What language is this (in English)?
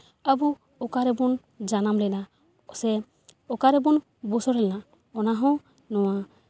Santali